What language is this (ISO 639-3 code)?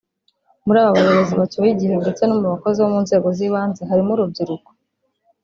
kin